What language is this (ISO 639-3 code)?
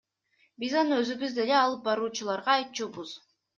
kir